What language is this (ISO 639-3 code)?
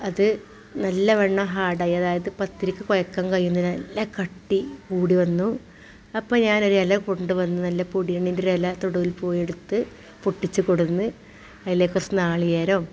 mal